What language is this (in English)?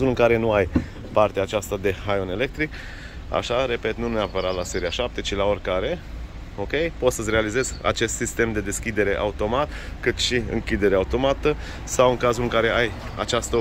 Romanian